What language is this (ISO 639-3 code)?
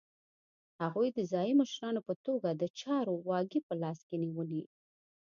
pus